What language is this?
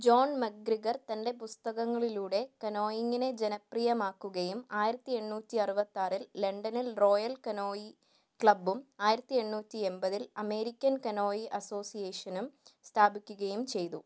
Malayalam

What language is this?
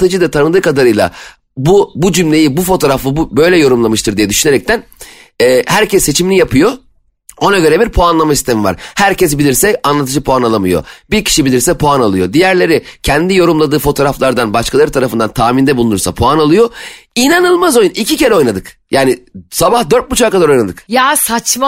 Turkish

